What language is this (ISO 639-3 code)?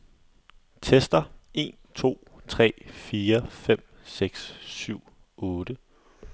dan